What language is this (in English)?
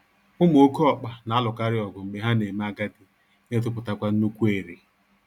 Igbo